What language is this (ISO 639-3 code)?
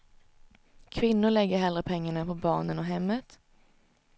swe